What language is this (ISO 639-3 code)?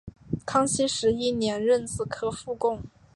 zho